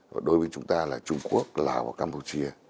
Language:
Vietnamese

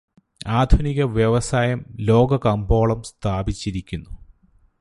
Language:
Malayalam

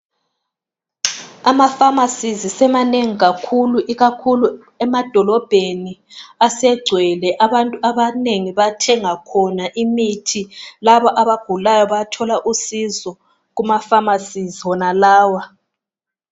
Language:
North Ndebele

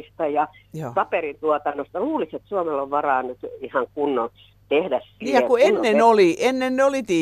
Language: Finnish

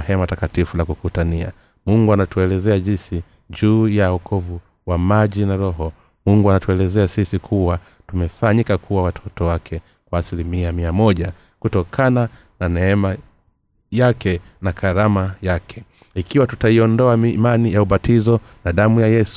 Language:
Swahili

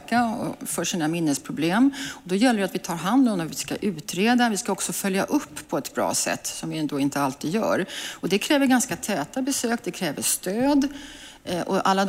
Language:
Swedish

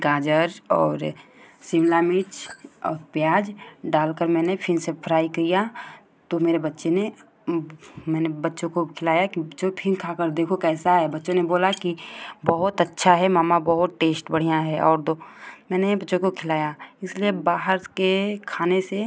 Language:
Hindi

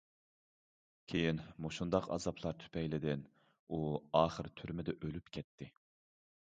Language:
Uyghur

